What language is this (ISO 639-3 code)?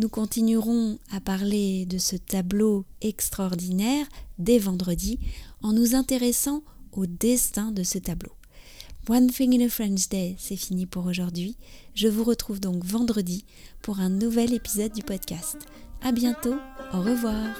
fra